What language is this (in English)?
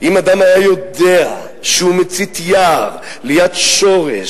Hebrew